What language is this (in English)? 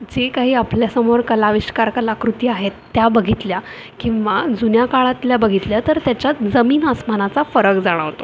Marathi